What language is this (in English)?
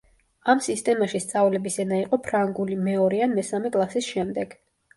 Georgian